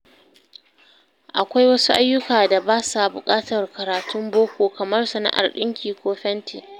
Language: Hausa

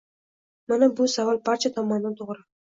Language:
Uzbek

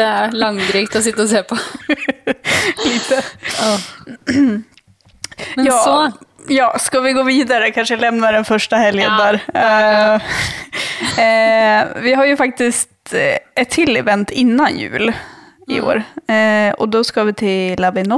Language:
Swedish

